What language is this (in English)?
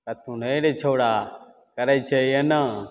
Maithili